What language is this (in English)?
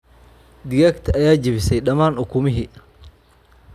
Somali